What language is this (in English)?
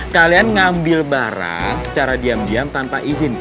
Indonesian